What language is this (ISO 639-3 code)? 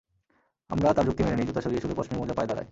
ben